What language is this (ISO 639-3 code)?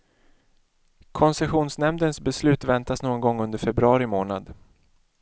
swe